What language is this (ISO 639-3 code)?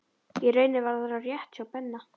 isl